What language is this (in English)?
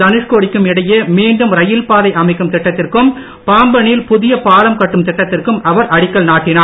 Tamil